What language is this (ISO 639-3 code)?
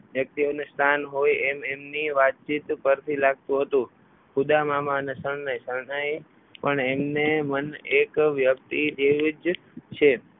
guj